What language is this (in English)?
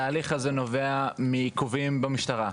Hebrew